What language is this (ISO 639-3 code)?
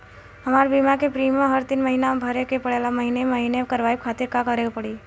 bho